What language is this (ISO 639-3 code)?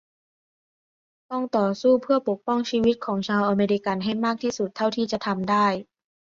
tha